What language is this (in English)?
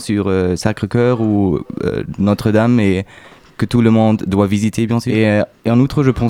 French